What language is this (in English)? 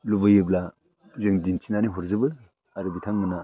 Bodo